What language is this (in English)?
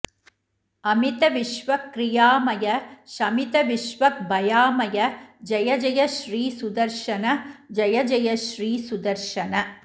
Sanskrit